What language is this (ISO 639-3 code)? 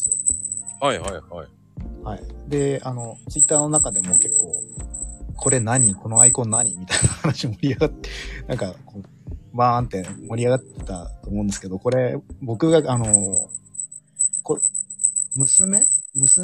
jpn